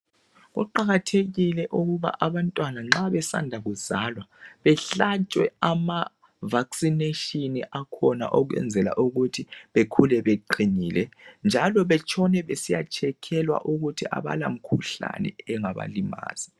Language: North Ndebele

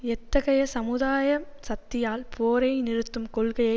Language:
Tamil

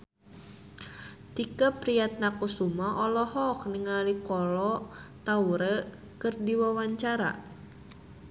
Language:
Sundanese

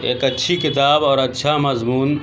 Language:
Urdu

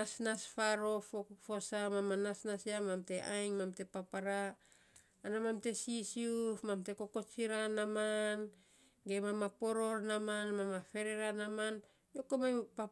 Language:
Saposa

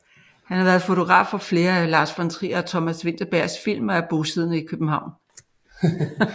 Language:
Danish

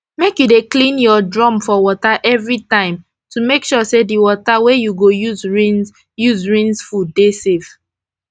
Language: Nigerian Pidgin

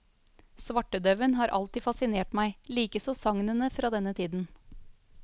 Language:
Norwegian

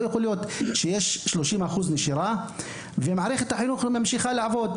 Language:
Hebrew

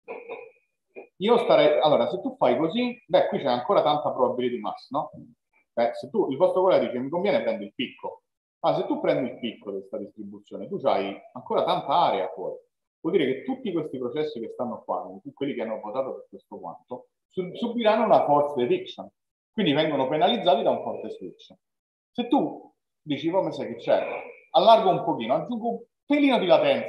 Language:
Italian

